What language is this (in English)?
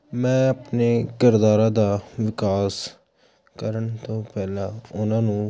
Punjabi